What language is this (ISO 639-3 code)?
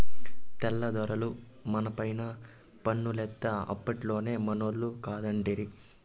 tel